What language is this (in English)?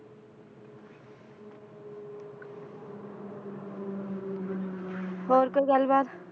Punjabi